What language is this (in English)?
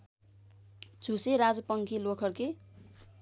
Nepali